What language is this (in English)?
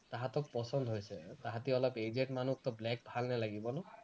Assamese